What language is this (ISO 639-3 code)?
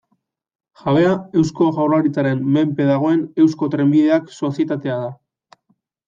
eus